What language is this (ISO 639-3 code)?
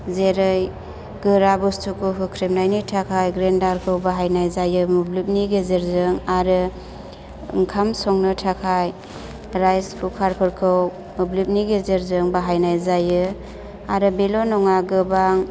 brx